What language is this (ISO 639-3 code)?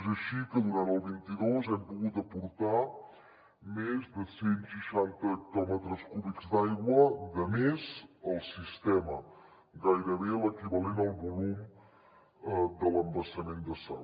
cat